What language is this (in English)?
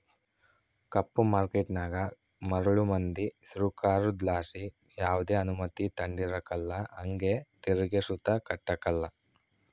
Kannada